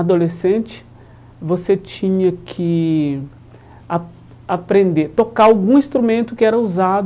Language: Portuguese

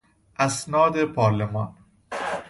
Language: Persian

